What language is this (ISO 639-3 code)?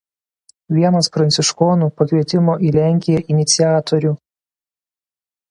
lit